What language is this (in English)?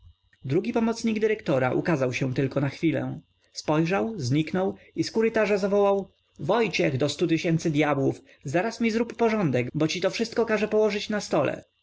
Polish